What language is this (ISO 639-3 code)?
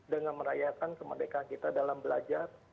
ind